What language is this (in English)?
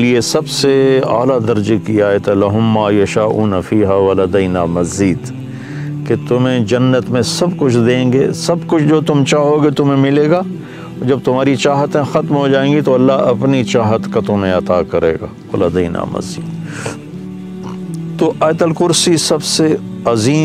Urdu